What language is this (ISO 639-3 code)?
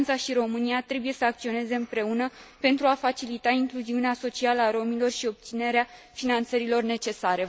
ron